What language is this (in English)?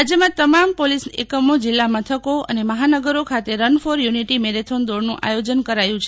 Gujarati